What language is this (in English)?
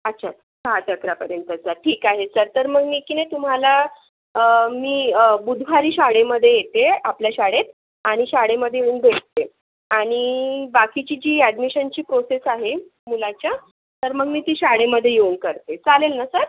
Marathi